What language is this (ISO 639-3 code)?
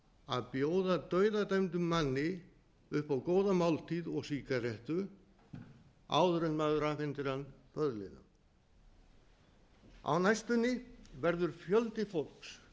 isl